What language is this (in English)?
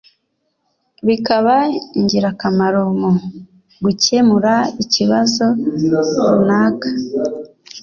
Kinyarwanda